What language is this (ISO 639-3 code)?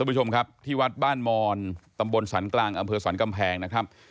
tha